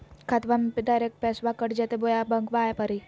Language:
Magahi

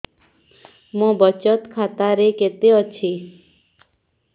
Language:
Odia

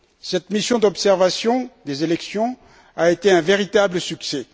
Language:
French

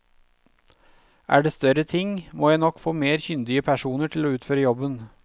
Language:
Norwegian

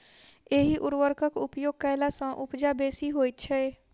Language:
Maithili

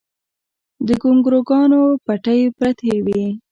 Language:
Pashto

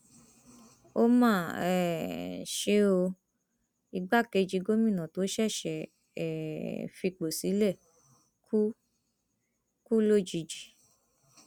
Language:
Yoruba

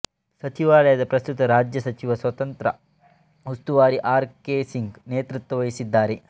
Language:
Kannada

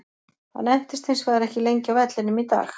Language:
Icelandic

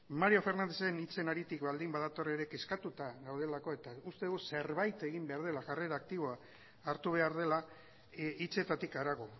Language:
Basque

